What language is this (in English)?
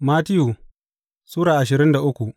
Hausa